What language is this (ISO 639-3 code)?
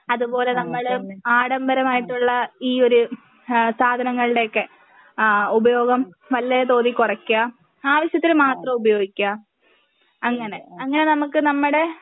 mal